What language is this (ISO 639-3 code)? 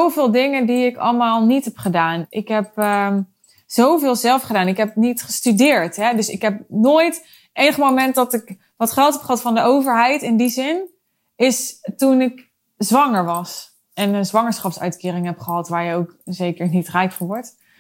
nld